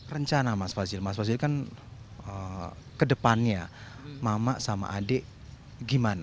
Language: Indonesian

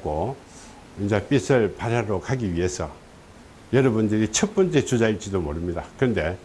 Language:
Korean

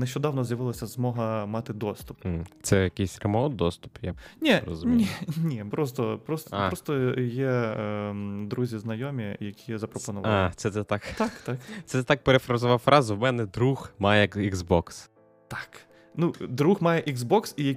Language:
Ukrainian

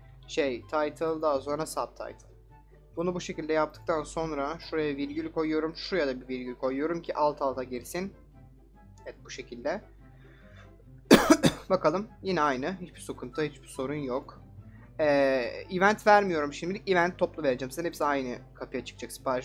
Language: Turkish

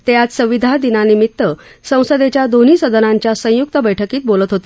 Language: Marathi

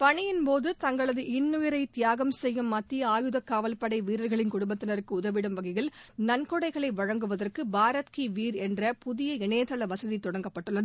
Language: Tamil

